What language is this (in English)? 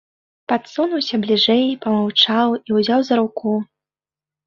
Belarusian